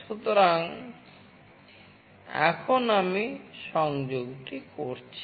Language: Bangla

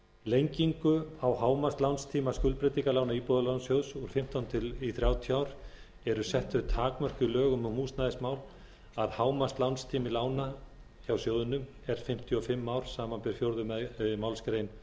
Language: Icelandic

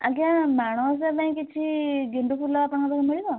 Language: Odia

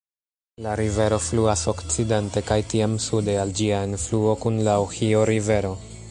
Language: Esperanto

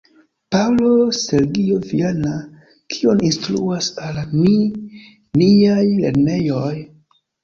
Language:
Esperanto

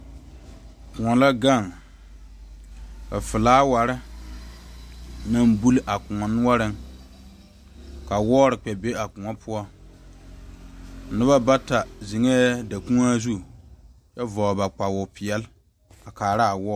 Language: Southern Dagaare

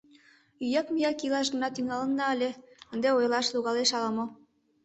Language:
Mari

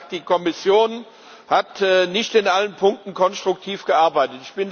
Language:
German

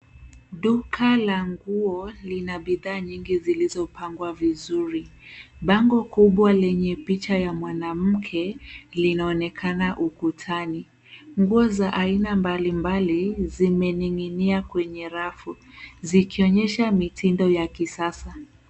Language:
Swahili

